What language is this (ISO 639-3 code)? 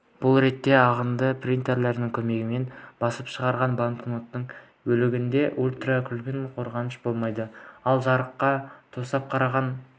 kaz